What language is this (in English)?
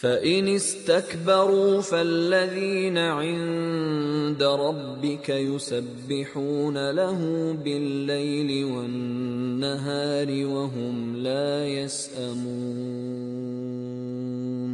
Persian